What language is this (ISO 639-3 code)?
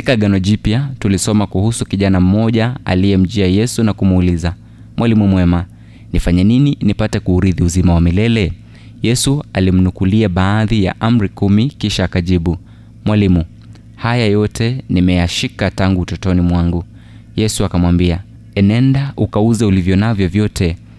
swa